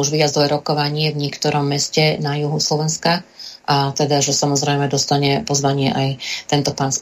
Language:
Slovak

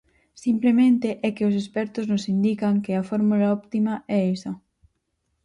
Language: Galician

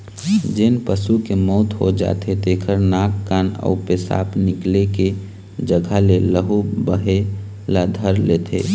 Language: Chhattisgarhi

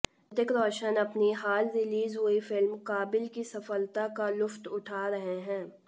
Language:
Hindi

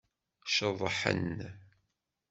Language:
Kabyle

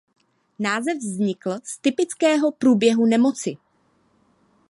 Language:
Czech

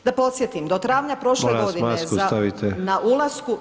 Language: Croatian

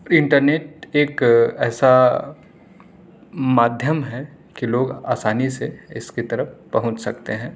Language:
Urdu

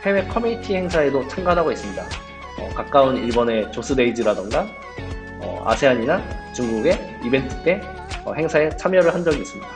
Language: Korean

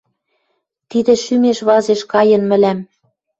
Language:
Western Mari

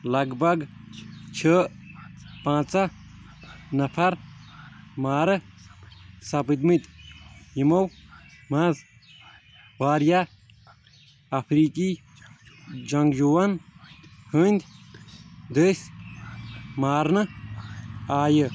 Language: Kashmiri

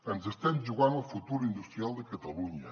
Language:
Catalan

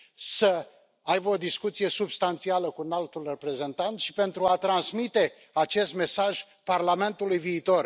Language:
Romanian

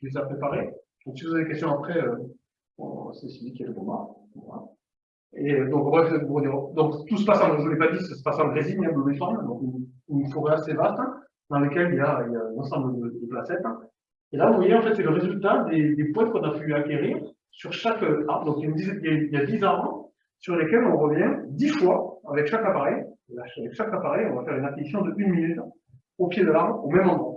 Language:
French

